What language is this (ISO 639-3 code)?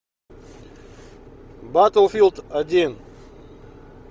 rus